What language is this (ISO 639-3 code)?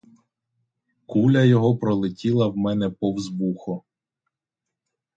ukr